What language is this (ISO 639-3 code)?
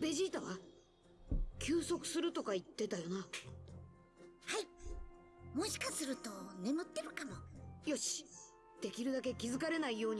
deu